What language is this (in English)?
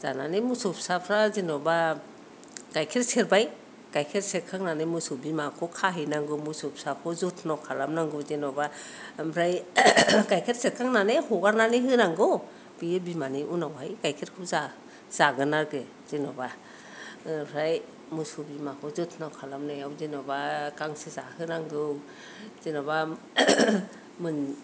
Bodo